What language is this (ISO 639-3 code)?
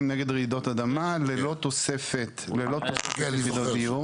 heb